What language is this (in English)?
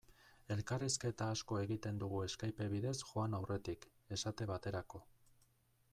Basque